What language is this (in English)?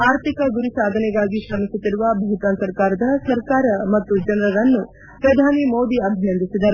Kannada